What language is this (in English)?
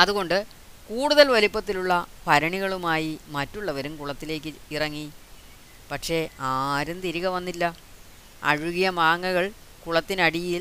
Malayalam